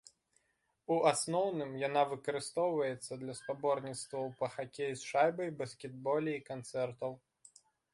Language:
Belarusian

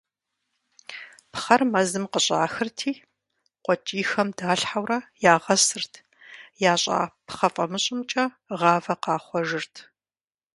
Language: Kabardian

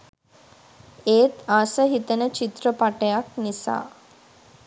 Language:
Sinhala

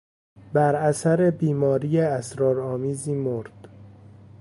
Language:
Persian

